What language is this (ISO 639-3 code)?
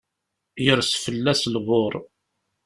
kab